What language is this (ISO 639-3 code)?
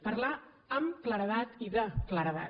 cat